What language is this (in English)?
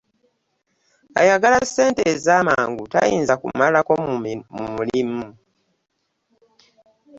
Ganda